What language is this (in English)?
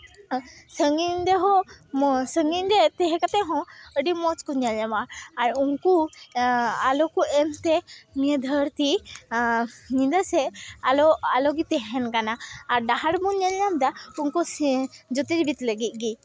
Santali